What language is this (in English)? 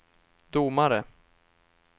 Swedish